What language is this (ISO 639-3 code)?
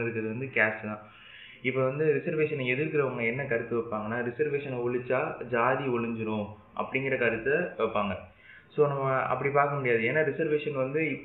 tam